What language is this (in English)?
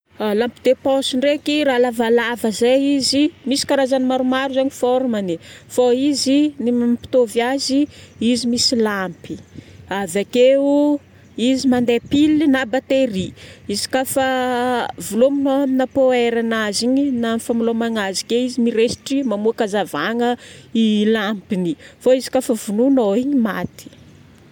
Northern Betsimisaraka Malagasy